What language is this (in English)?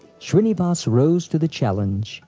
English